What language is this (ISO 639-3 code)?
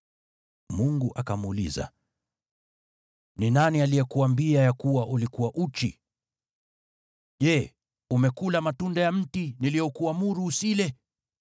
swa